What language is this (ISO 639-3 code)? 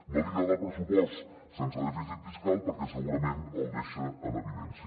cat